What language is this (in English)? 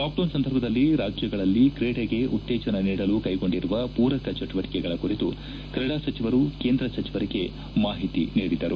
Kannada